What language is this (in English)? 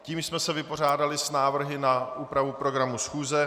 Czech